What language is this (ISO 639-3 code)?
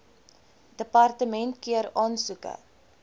afr